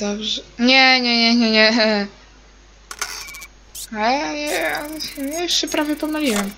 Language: Polish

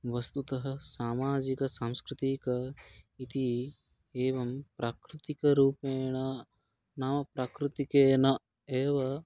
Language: Sanskrit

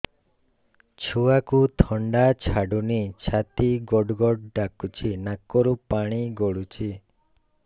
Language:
Odia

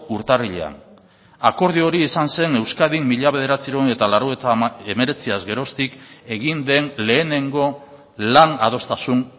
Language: Basque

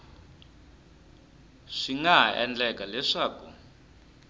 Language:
Tsonga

